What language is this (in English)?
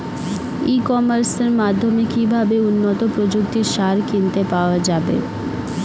Bangla